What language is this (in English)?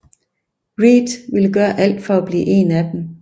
Danish